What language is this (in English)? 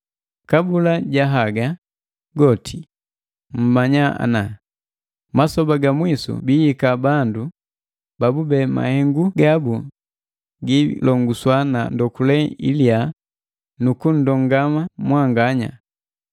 Matengo